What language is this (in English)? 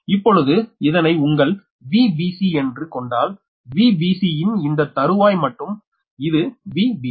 Tamil